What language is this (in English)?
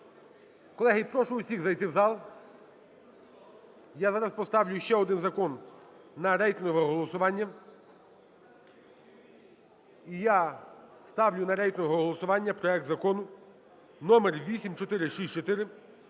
Ukrainian